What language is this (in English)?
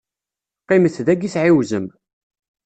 Kabyle